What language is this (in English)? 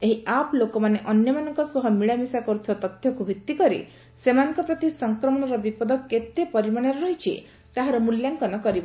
Odia